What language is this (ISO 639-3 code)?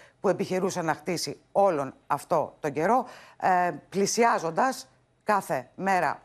ell